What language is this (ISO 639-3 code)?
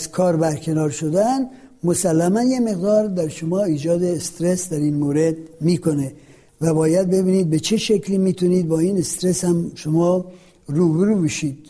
fas